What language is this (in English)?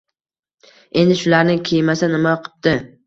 Uzbek